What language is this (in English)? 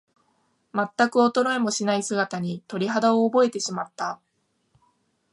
Japanese